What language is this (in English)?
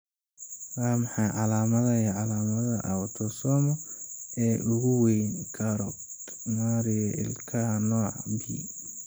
Somali